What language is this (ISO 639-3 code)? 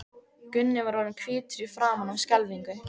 isl